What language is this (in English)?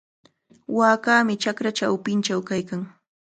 Cajatambo North Lima Quechua